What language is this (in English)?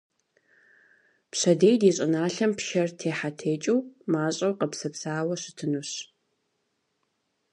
Kabardian